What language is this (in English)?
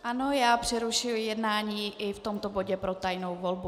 Czech